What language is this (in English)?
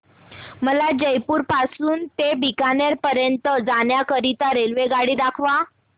Marathi